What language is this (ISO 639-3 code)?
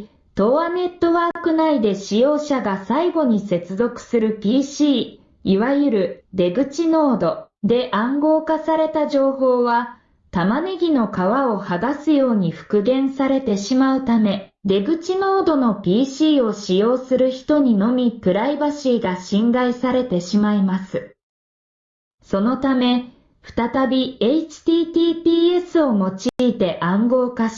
jpn